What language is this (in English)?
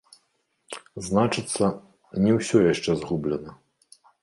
Belarusian